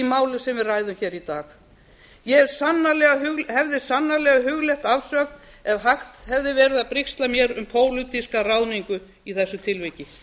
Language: Icelandic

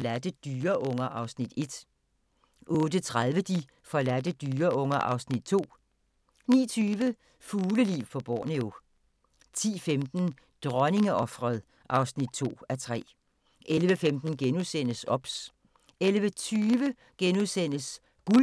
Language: Danish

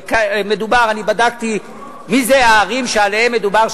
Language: Hebrew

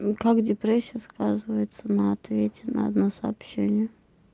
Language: Russian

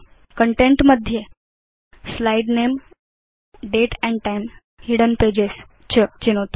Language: Sanskrit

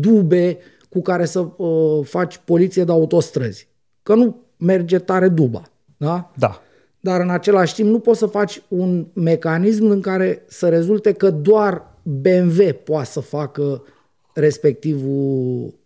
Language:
Romanian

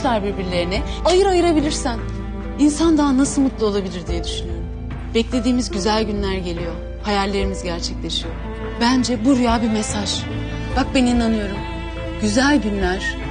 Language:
Turkish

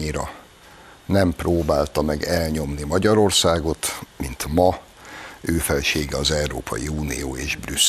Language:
Hungarian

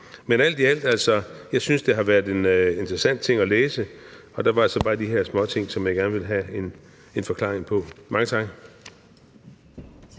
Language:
Danish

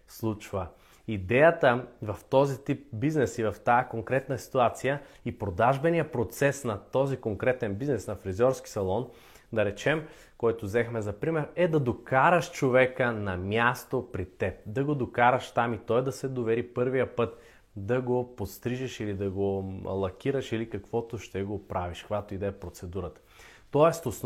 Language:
Bulgarian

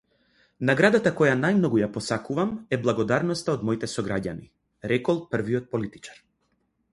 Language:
Macedonian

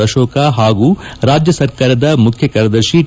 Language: Kannada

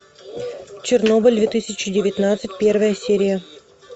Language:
Russian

